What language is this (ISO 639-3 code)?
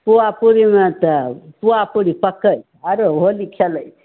mai